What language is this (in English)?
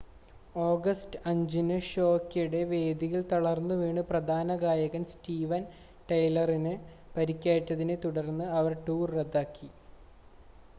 Malayalam